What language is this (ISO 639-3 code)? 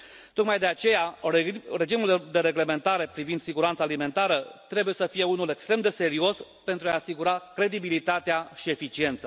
ron